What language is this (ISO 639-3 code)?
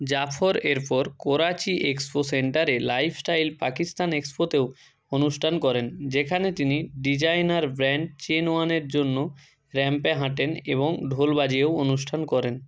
ben